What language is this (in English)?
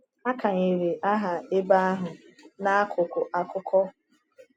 Igbo